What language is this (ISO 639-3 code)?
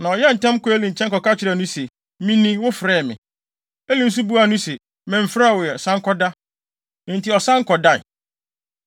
aka